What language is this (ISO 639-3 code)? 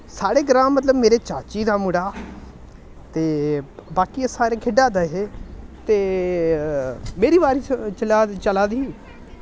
doi